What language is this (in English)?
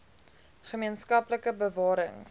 Afrikaans